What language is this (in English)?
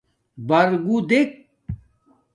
Domaaki